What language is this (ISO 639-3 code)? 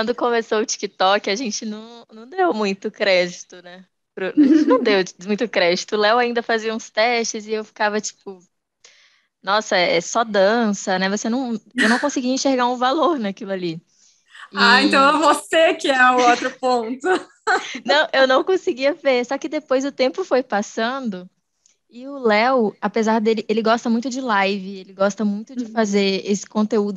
por